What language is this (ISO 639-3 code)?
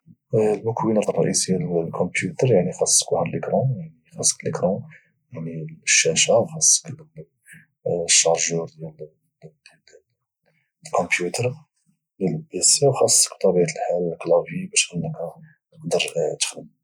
ary